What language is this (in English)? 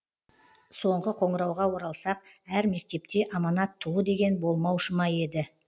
Kazakh